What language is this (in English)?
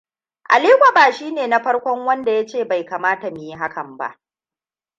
Hausa